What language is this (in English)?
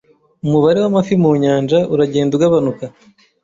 Kinyarwanda